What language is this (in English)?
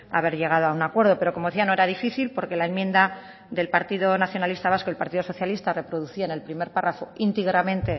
Spanish